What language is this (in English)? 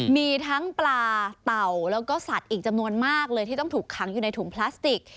Thai